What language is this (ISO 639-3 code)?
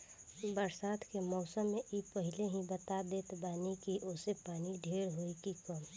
bho